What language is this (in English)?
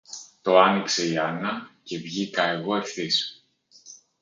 Greek